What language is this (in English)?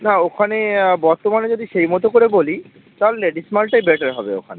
Bangla